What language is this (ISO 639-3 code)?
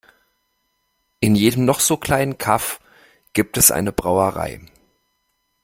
deu